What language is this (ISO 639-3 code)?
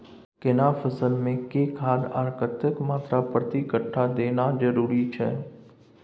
mai